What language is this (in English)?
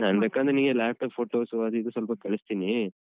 Kannada